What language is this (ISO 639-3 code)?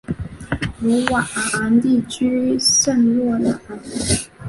zho